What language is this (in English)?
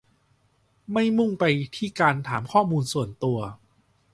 Thai